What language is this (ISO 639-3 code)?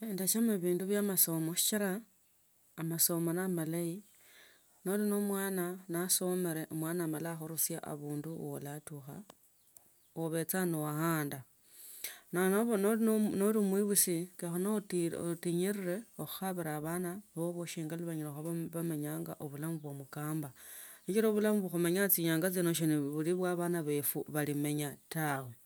lto